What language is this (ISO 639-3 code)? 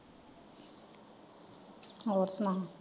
pan